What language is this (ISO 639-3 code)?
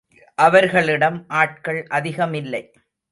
tam